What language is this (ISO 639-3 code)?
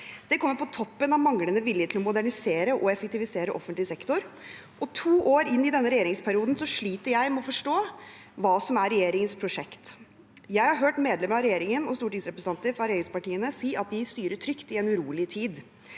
nor